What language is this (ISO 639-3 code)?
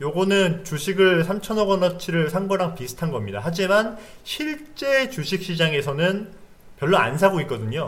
kor